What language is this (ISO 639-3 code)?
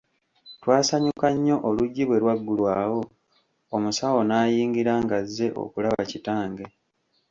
lug